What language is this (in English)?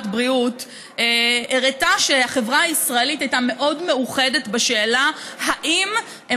Hebrew